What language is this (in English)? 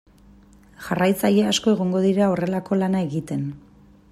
Basque